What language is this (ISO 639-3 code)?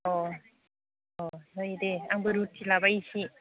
brx